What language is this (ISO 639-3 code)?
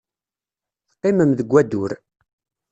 kab